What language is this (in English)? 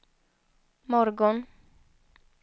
Swedish